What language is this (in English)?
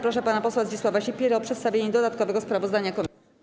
Polish